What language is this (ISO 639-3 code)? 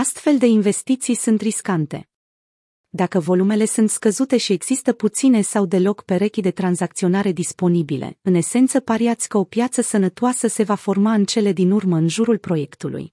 ron